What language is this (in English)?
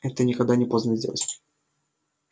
Russian